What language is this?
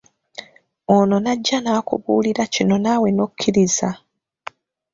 Ganda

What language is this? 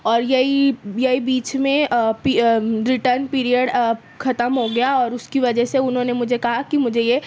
Urdu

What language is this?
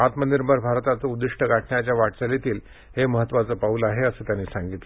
Marathi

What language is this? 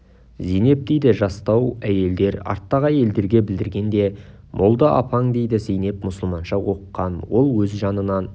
Kazakh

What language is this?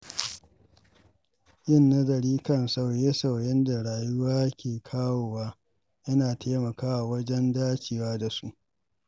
Hausa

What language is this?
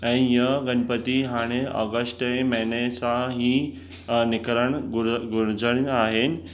Sindhi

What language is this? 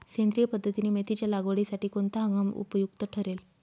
Marathi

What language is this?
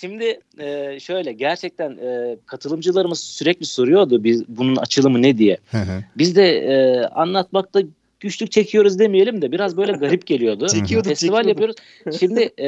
Turkish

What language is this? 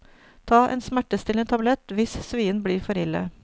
Norwegian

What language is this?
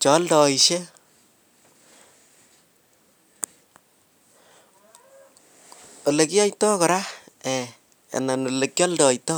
Kalenjin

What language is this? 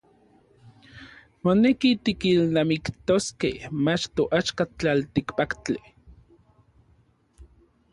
Orizaba Nahuatl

